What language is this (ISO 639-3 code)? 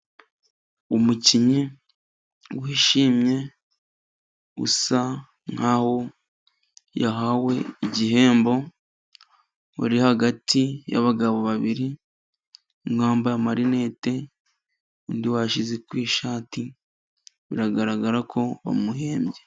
kin